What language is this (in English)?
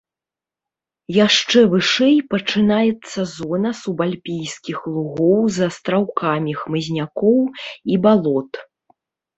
Belarusian